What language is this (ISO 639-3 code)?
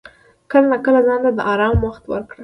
pus